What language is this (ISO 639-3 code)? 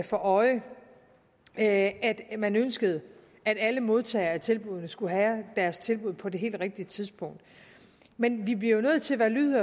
dan